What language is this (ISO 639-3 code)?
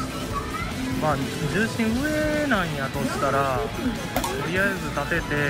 jpn